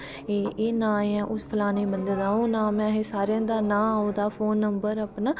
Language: Dogri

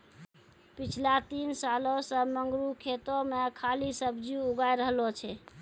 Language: Maithili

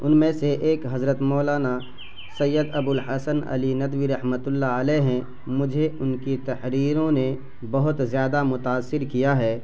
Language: Urdu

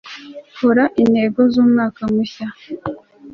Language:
Kinyarwanda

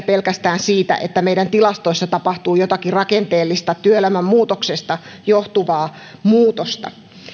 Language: Finnish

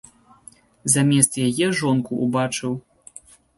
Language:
Belarusian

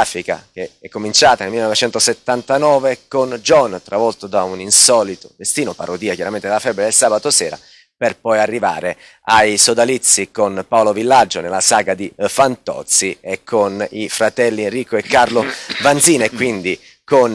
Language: Italian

